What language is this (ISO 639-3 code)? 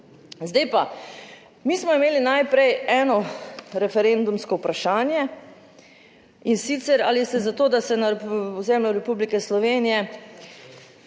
slv